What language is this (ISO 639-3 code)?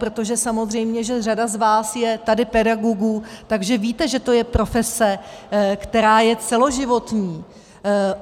ces